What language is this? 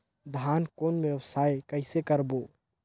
Chhattisgarhi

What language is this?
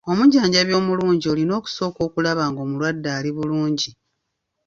Ganda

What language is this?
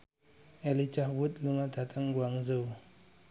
Javanese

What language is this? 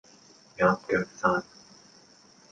Cantonese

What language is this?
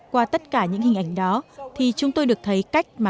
Vietnamese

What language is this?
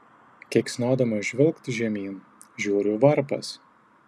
Lithuanian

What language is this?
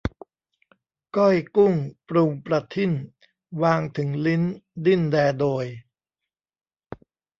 Thai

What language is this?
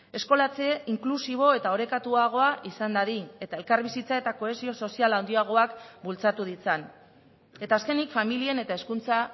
Basque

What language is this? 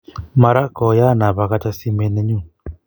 Kalenjin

